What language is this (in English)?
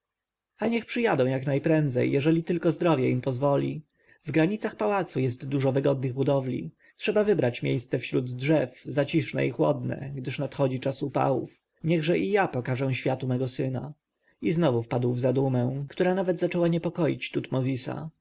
Polish